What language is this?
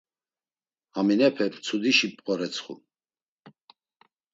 Laz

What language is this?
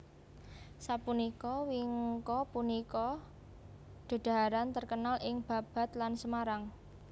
Javanese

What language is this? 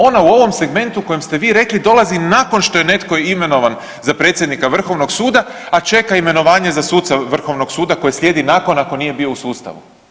Croatian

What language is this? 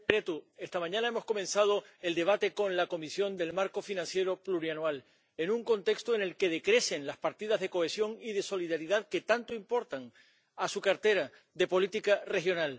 Spanish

